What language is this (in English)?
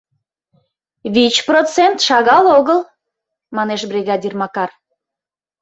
Mari